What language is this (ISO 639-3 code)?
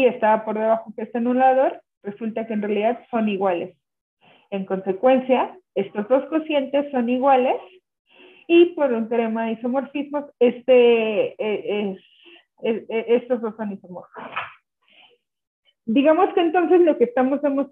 spa